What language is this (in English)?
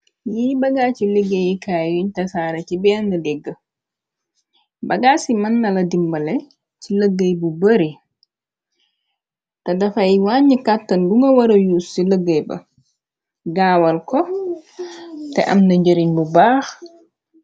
Wolof